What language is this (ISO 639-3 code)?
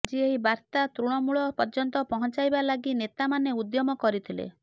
ori